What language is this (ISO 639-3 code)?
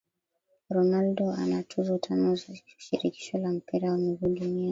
swa